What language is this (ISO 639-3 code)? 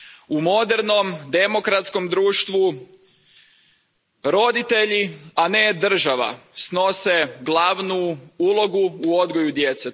hrv